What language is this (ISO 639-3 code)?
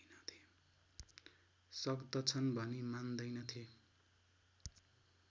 nep